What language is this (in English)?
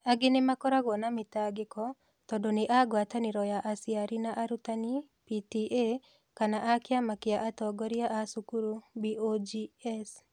Kikuyu